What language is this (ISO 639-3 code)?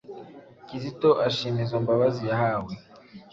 kin